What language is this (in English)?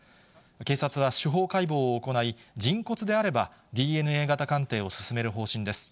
Japanese